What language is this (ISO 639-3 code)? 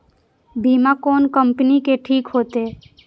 mai